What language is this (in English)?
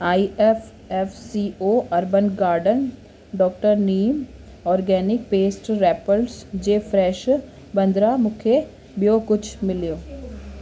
Sindhi